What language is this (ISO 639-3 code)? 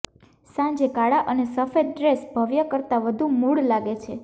guj